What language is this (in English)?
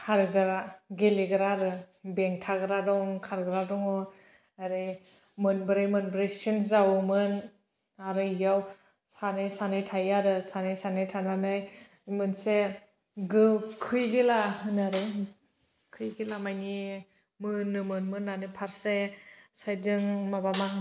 Bodo